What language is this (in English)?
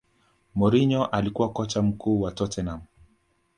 Swahili